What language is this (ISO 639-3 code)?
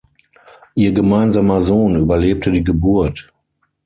deu